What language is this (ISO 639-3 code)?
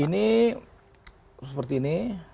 ind